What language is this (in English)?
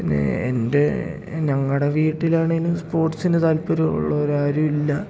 Malayalam